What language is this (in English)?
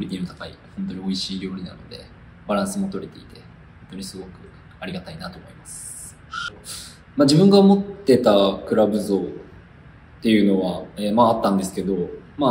Japanese